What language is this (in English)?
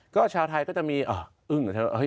Thai